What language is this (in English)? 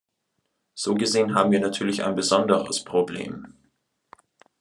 German